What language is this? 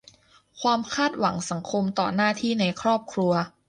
Thai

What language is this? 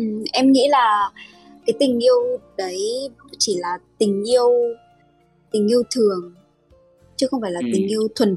Vietnamese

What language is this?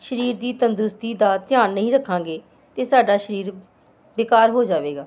Punjabi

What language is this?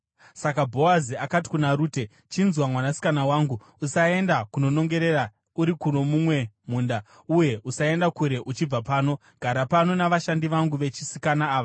Shona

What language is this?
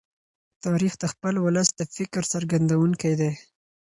Pashto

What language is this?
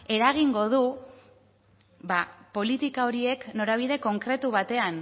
Basque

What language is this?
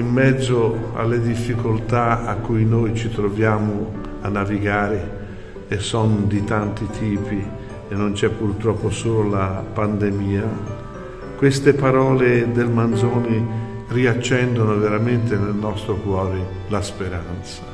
Italian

